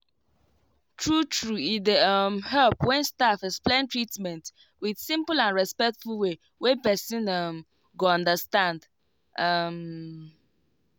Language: Nigerian Pidgin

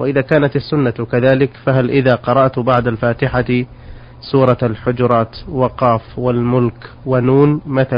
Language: Arabic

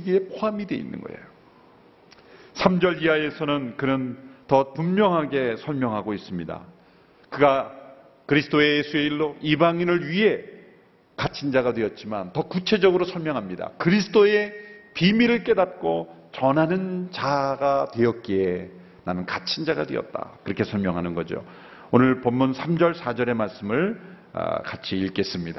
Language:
Korean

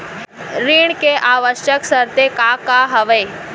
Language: Chhattisgarhi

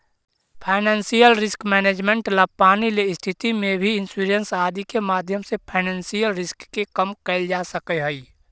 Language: Magahi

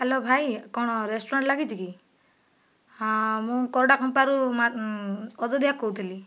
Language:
Odia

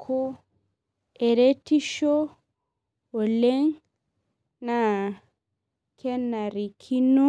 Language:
Masai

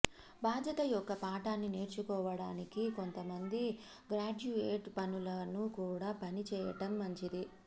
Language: Telugu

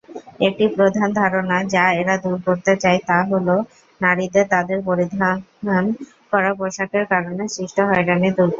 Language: Bangla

